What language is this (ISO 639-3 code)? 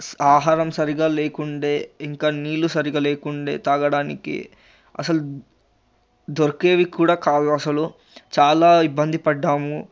tel